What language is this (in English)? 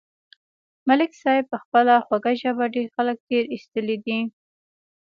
Pashto